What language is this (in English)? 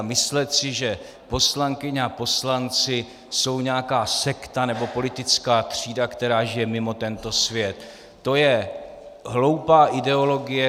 Czech